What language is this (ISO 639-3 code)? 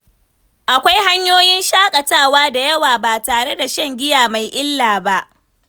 hau